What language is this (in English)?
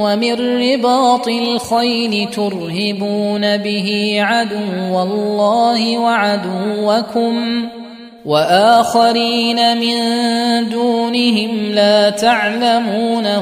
Arabic